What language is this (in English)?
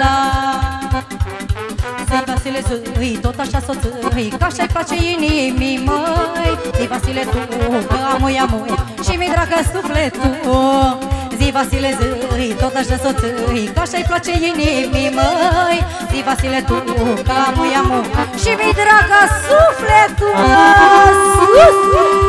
Romanian